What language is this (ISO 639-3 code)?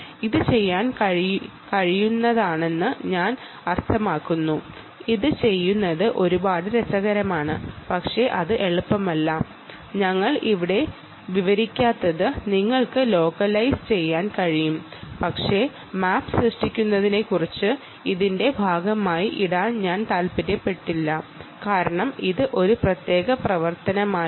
mal